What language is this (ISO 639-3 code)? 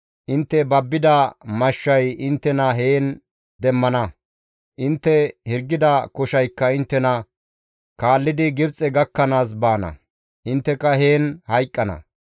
gmv